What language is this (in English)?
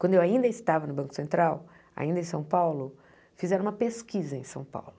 Portuguese